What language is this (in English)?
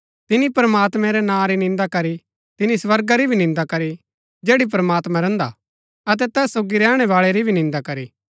Gaddi